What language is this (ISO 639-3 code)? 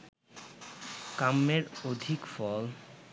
ben